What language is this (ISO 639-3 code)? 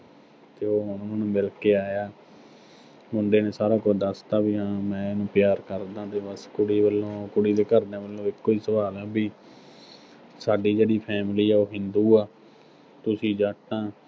pan